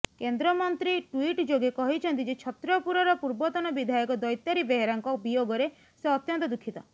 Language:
Odia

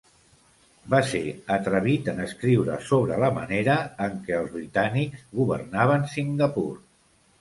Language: Catalan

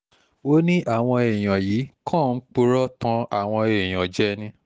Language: Yoruba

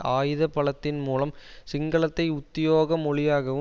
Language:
Tamil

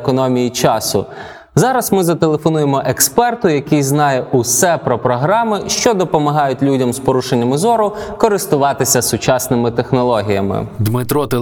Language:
Ukrainian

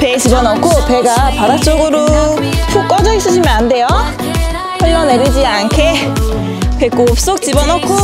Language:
Korean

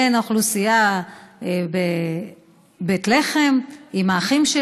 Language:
Hebrew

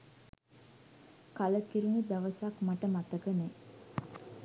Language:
Sinhala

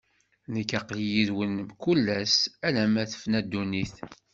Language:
Kabyle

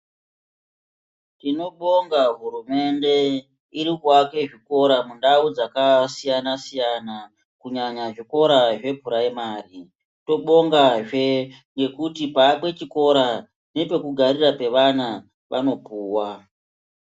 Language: Ndau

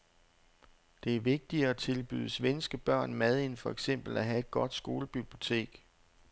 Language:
Danish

